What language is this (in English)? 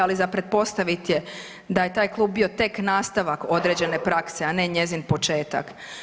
Croatian